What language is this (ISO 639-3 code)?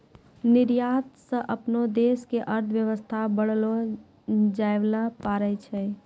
mai